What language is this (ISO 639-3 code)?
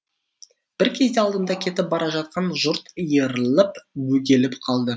kaz